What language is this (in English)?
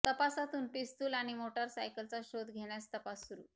Marathi